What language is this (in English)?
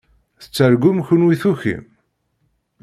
Kabyle